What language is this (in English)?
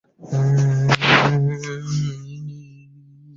Chinese